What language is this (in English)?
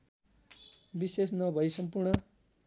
Nepali